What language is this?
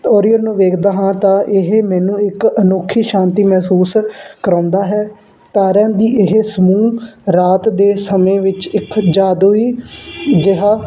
Punjabi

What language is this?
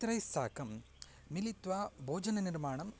Sanskrit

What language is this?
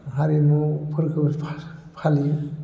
Bodo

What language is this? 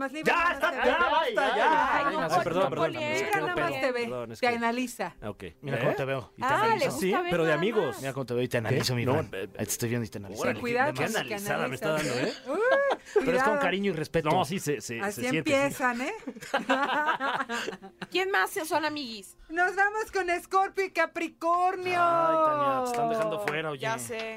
Spanish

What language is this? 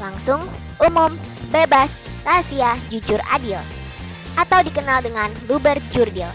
Indonesian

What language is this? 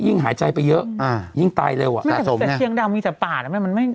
Thai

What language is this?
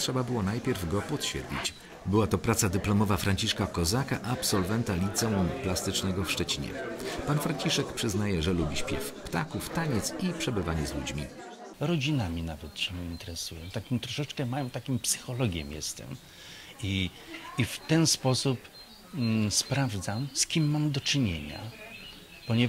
Polish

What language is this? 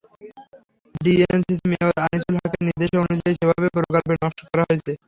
Bangla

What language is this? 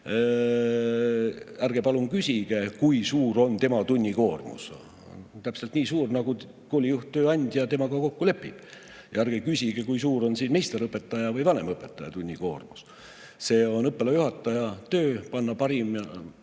Estonian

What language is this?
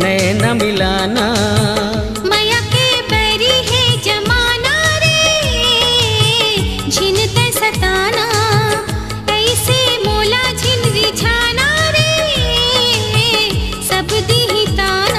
Hindi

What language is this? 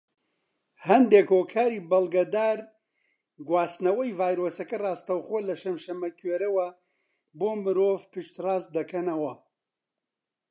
Central Kurdish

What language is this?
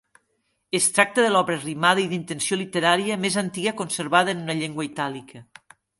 Catalan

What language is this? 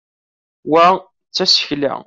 Kabyle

